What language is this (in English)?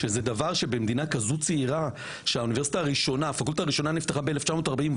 Hebrew